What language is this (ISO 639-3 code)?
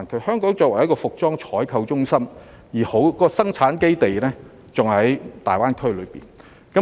yue